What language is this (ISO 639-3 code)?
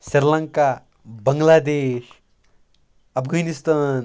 kas